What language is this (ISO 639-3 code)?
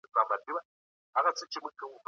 pus